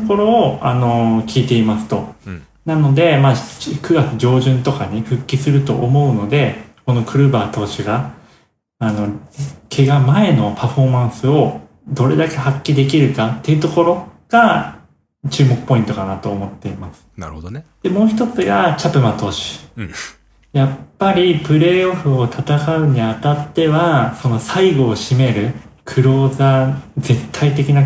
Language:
Japanese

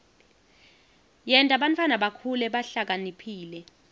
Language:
Swati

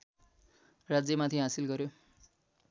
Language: Nepali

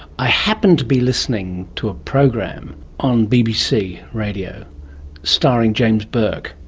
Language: English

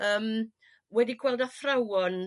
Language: Welsh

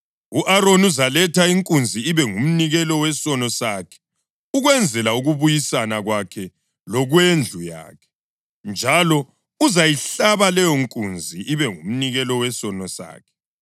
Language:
North Ndebele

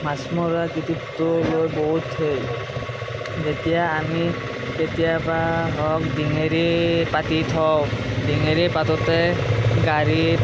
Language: Assamese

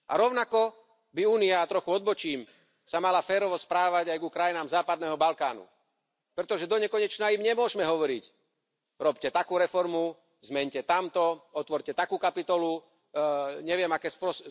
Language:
Slovak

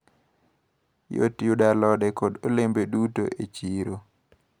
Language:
Luo (Kenya and Tanzania)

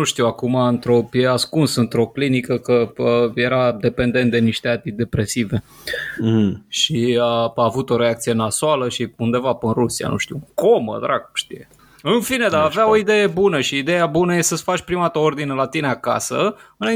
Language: Romanian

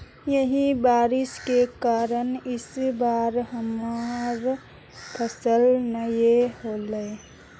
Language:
Magahi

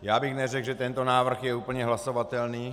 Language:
Czech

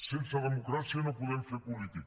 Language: Catalan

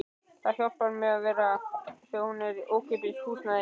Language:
Icelandic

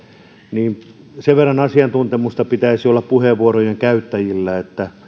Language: Finnish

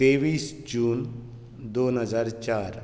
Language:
Konkani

